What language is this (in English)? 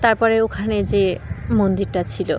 Bangla